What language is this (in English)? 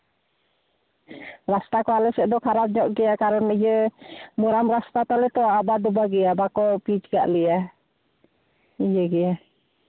Santali